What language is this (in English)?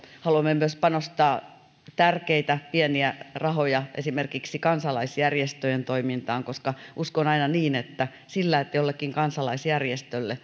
Finnish